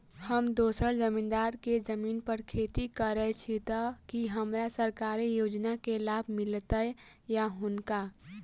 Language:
Maithili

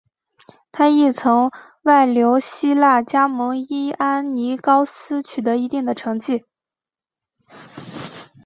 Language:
Chinese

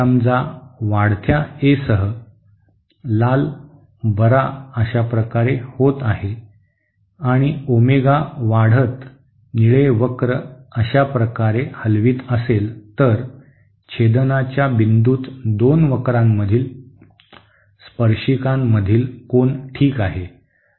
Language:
Marathi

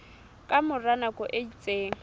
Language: Southern Sotho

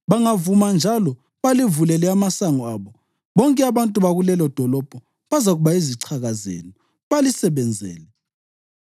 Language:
North Ndebele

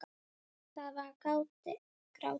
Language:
Icelandic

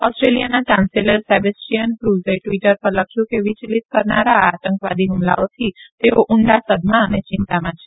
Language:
Gujarati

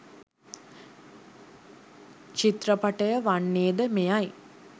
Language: Sinhala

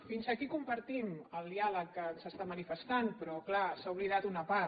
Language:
Catalan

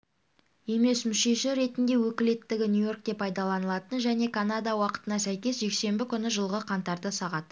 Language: Kazakh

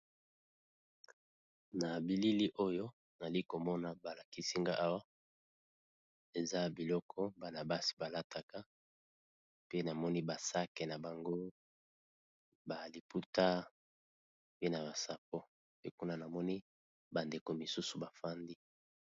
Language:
Lingala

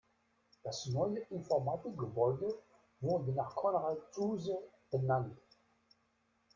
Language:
German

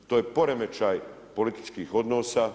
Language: Croatian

